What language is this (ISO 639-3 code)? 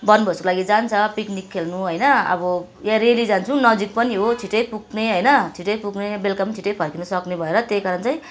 nep